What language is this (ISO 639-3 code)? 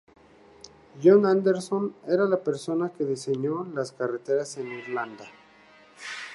spa